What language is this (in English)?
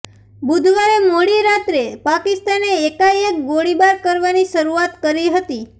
Gujarati